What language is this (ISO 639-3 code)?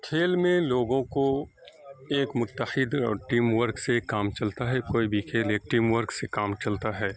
urd